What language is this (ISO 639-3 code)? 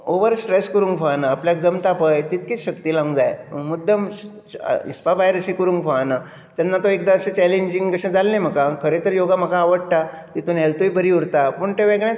kok